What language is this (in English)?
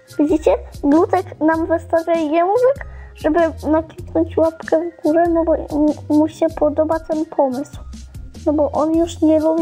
Polish